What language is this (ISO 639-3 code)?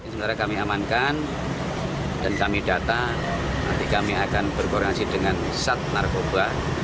ind